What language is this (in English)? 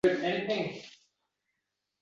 Uzbek